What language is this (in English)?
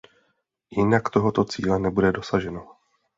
Czech